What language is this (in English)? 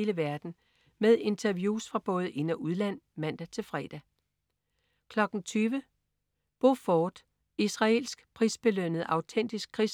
Danish